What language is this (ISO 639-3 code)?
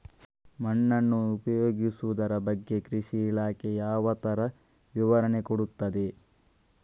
kan